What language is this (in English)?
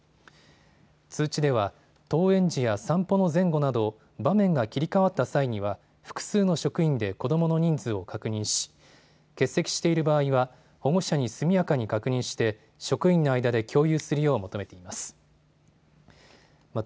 Japanese